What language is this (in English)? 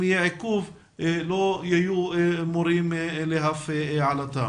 Hebrew